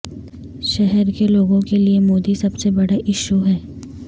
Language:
Urdu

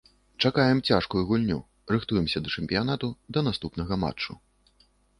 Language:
Belarusian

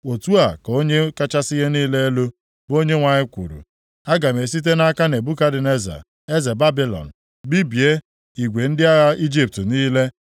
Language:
Igbo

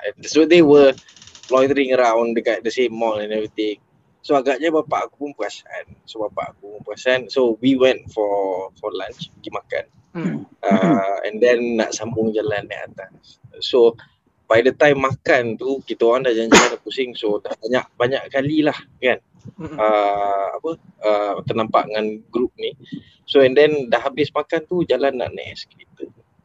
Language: Malay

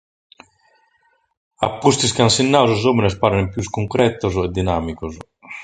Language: Sardinian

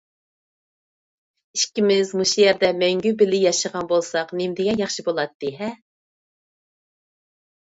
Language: Uyghur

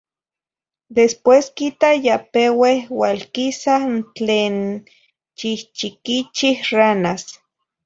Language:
Zacatlán-Ahuacatlán-Tepetzintla Nahuatl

